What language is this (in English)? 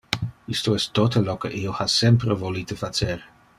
Interlingua